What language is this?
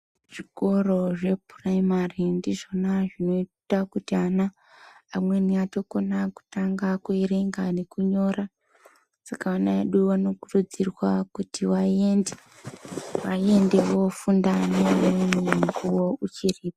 Ndau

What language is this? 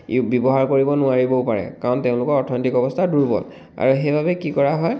Assamese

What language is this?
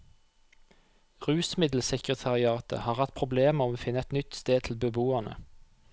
Norwegian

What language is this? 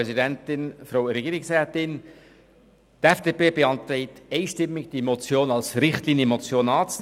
Swiss German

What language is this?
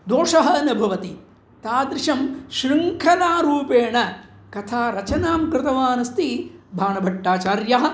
Sanskrit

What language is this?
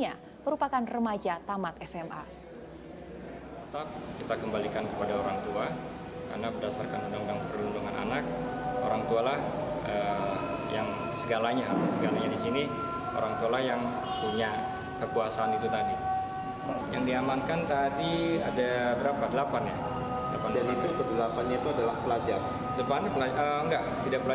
Indonesian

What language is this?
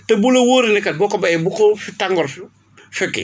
Wolof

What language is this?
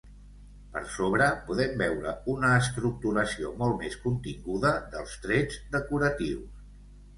Catalan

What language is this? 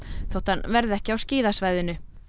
Icelandic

